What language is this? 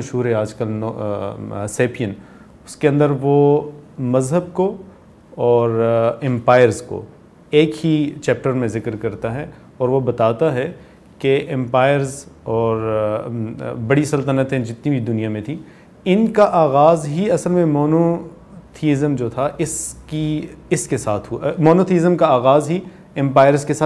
Urdu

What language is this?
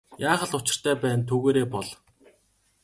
Mongolian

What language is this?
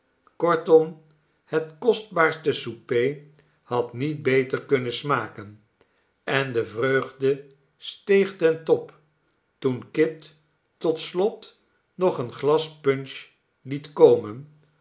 Dutch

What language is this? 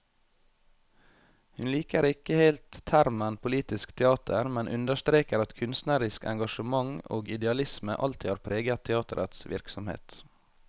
Norwegian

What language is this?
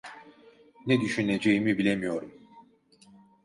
Turkish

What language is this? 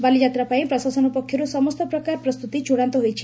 Odia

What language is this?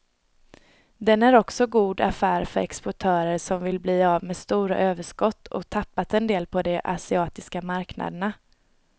Swedish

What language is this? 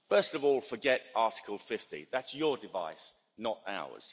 English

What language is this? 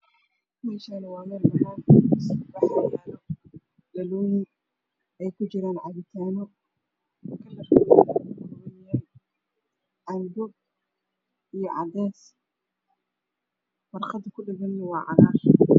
Somali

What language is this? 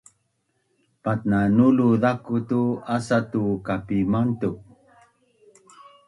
Bunun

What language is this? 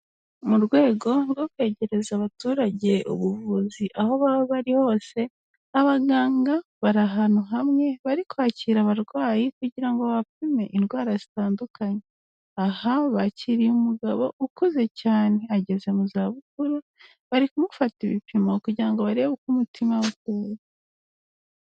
Kinyarwanda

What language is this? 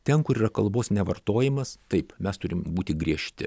Lithuanian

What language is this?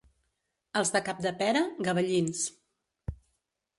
Catalan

